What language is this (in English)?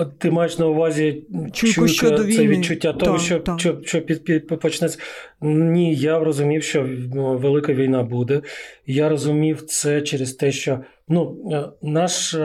Ukrainian